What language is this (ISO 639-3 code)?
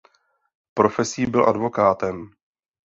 ces